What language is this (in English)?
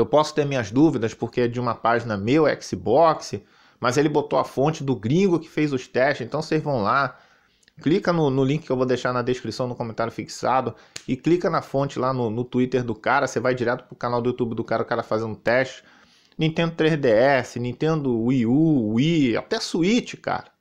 Portuguese